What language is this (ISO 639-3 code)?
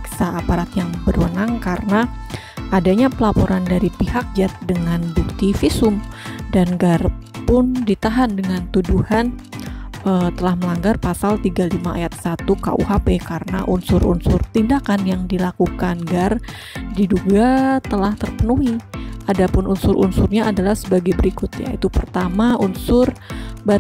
ind